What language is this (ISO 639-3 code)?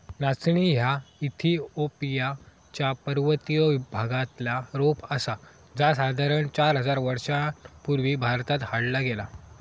mar